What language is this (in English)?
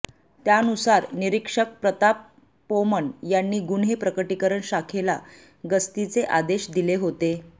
Marathi